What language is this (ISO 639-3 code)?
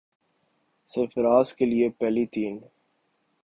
urd